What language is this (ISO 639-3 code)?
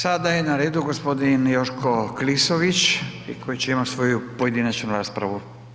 hrv